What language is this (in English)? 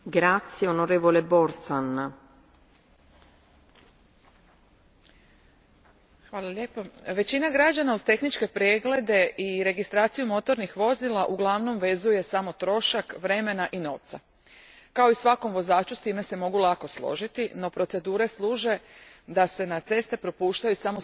Croatian